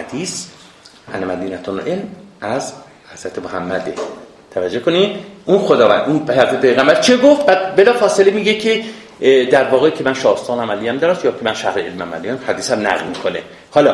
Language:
Persian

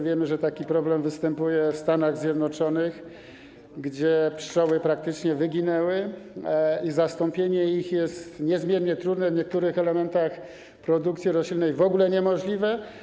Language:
Polish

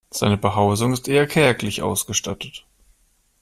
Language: German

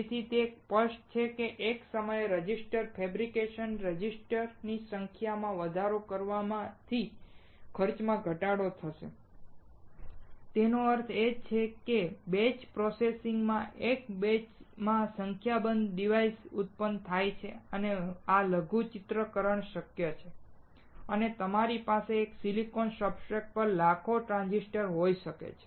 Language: Gujarati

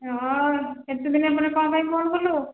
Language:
Odia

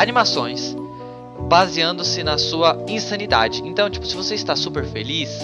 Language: Portuguese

